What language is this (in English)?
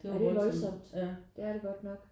Danish